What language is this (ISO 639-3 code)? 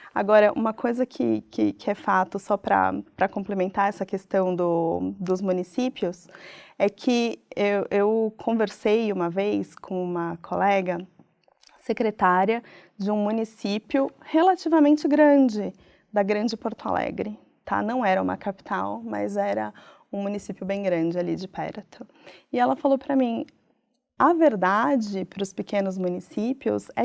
por